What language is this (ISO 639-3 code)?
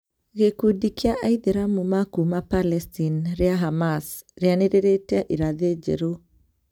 kik